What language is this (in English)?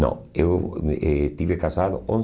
Portuguese